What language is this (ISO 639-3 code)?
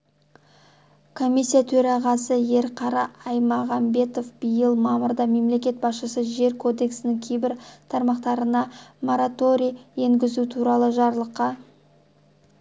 kaz